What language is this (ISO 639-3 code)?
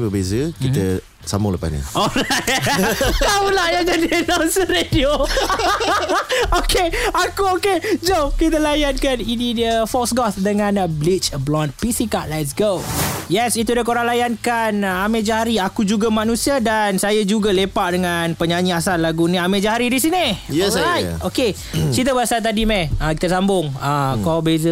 msa